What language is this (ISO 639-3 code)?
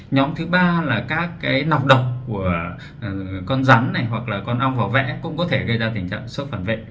vie